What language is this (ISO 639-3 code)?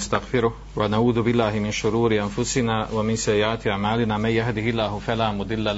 hrv